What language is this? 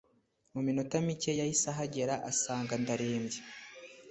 Kinyarwanda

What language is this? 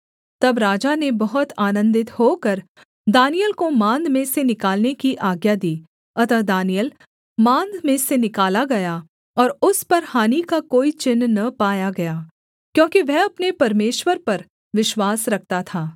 Hindi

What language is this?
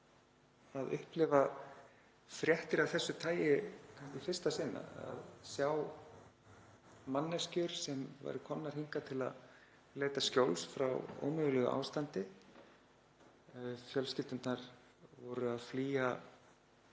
Icelandic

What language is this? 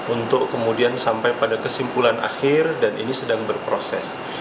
Indonesian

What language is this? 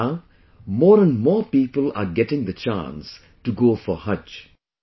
English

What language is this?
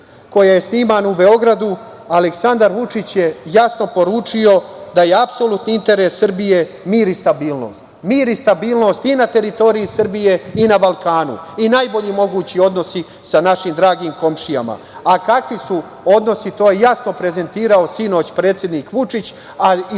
Serbian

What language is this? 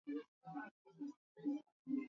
Swahili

